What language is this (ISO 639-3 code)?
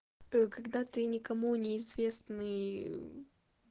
rus